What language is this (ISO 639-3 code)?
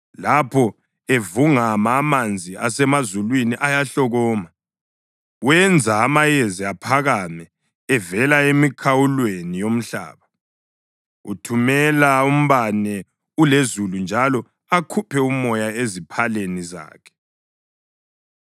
nde